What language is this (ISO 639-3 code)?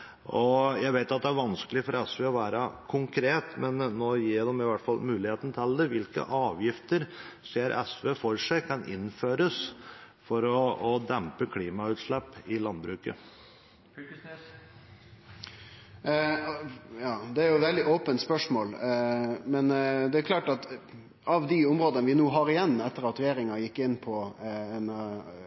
nor